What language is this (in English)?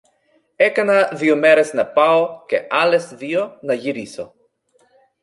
Greek